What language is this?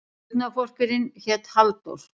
Icelandic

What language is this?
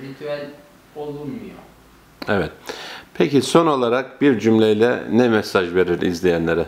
Turkish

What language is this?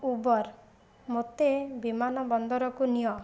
Odia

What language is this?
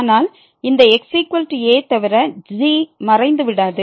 Tamil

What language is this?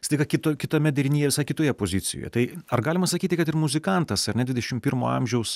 Lithuanian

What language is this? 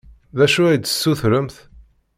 Kabyle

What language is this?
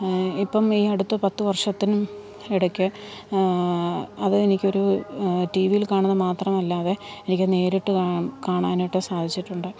Malayalam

